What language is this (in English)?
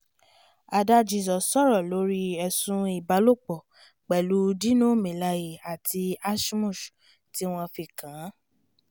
Yoruba